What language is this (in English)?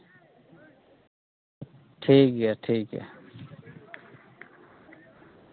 Santali